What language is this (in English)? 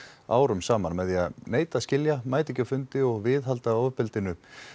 Icelandic